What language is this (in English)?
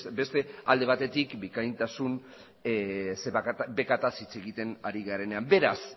Basque